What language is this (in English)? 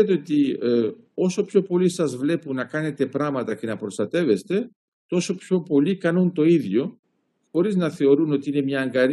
Greek